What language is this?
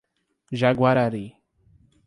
Portuguese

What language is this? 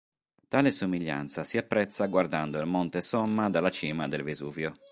Italian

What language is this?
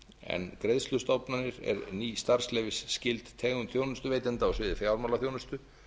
Icelandic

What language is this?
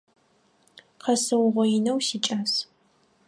Adyghe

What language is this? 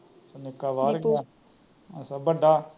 Punjabi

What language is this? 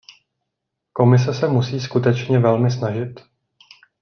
Czech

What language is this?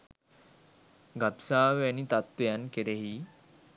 Sinhala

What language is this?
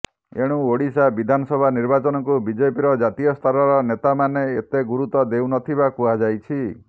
Odia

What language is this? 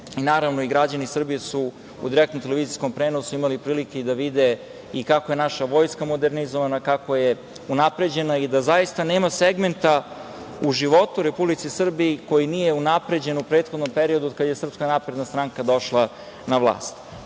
Serbian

